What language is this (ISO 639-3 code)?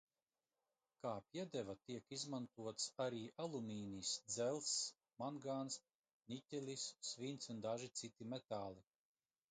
lav